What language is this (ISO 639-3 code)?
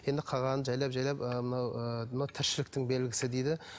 kaz